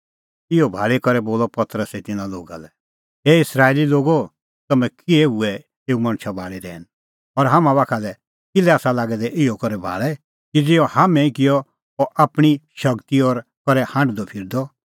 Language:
Kullu Pahari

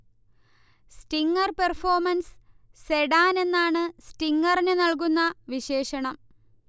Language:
Malayalam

